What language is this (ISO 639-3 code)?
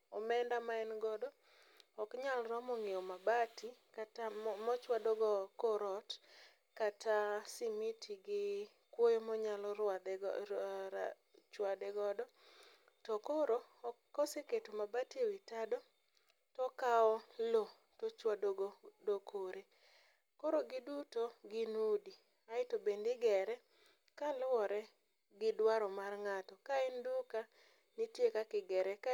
luo